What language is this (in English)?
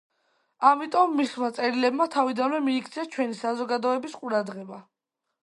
Georgian